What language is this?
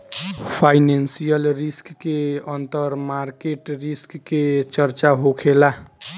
Bhojpuri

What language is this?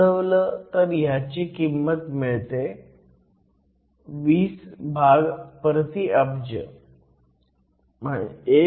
Marathi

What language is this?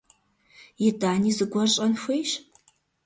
Kabardian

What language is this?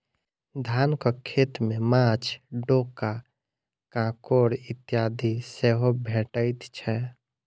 Maithili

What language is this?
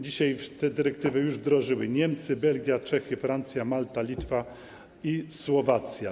Polish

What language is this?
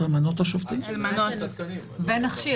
Hebrew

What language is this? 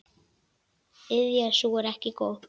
Icelandic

